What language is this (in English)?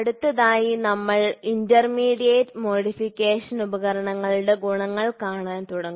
Malayalam